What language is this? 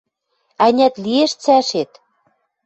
Western Mari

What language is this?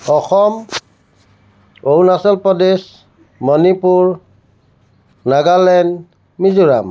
Assamese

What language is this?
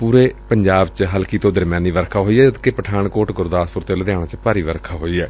Punjabi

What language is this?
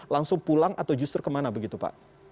Indonesian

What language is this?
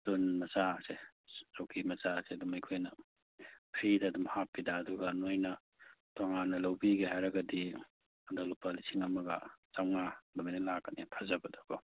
Manipuri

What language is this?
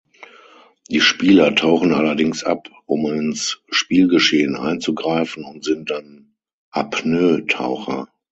German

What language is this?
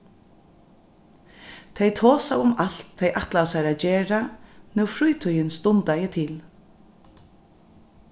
Faroese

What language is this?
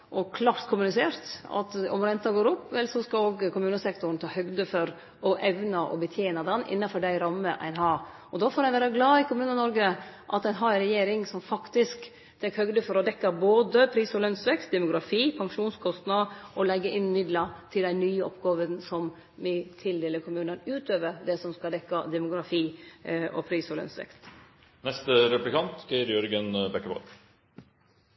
Norwegian Nynorsk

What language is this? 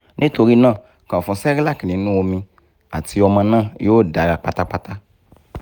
Yoruba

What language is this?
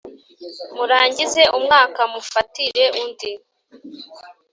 Kinyarwanda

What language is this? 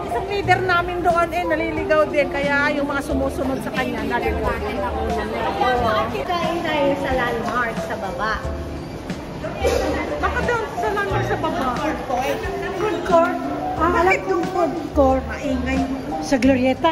Filipino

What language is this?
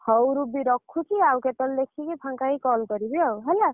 Odia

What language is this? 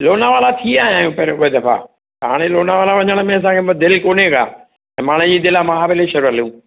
Sindhi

